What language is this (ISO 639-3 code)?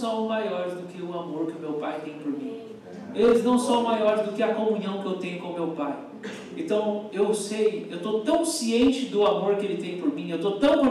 por